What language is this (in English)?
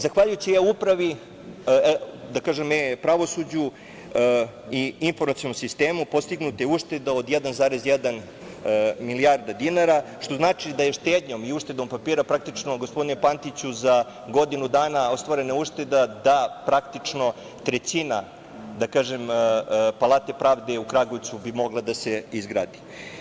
Serbian